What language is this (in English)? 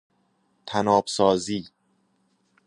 Persian